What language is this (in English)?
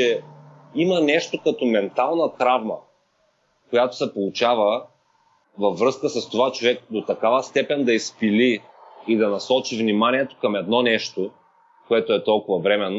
Bulgarian